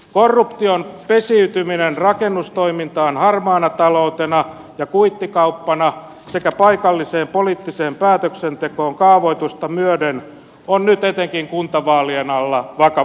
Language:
Finnish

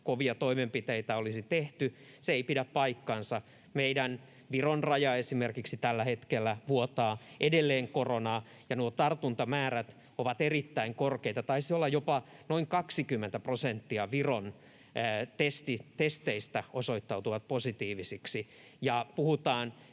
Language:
Finnish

